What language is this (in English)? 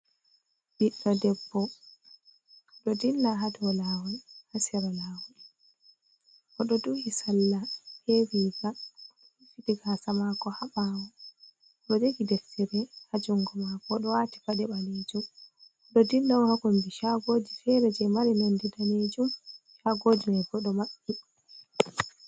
Fula